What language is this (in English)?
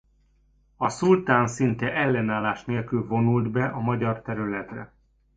Hungarian